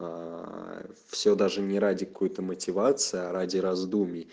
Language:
Russian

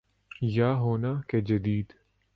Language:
Urdu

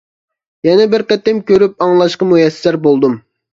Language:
Uyghur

